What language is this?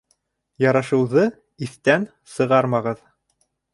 Bashkir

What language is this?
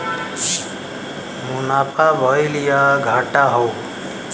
Bhojpuri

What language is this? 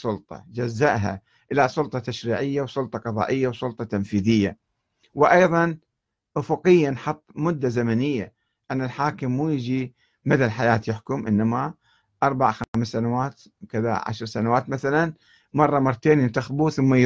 Arabic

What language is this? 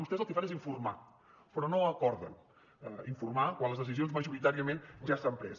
Catalan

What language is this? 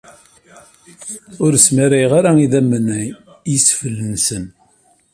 Kabyle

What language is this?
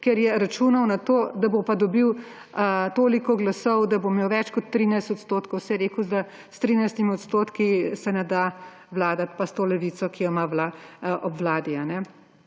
Slovenian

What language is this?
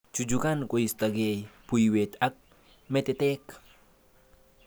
Kalenjin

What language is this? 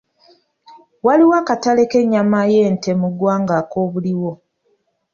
Ganda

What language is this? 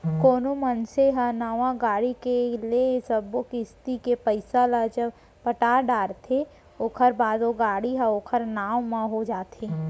Chhattisgarhi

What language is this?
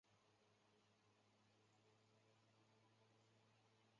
Chinese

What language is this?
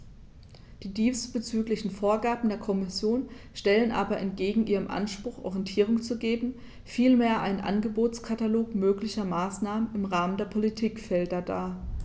German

